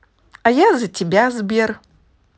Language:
Russian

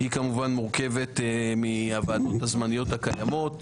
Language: Hebrew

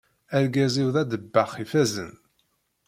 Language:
Kabyle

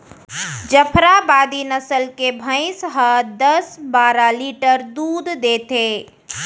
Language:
Chhattisgarhi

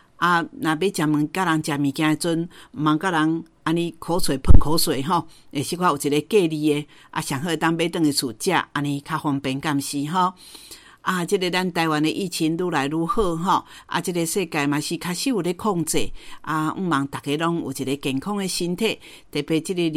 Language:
Chinese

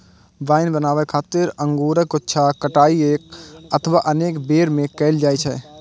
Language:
Maithili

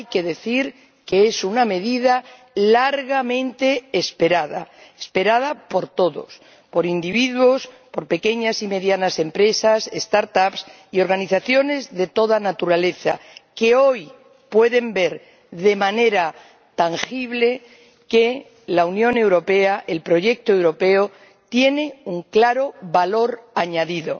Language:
Spanish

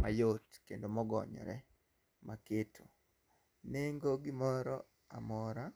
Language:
Luo (Kenya and Tanzania)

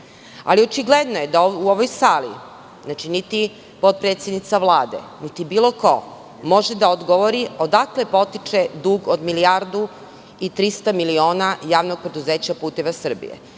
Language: Serbian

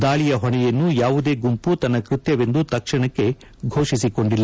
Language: Kannada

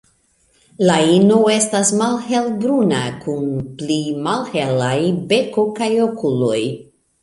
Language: Esperanto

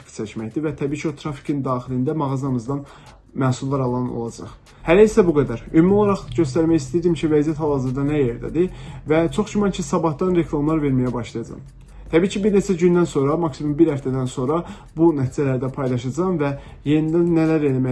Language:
Turkish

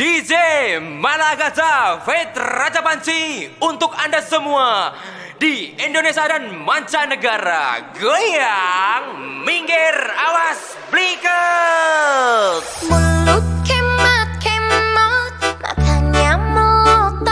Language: Indonesian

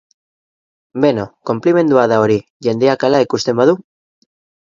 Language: Basque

